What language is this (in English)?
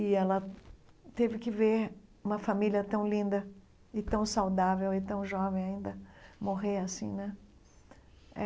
Portuguese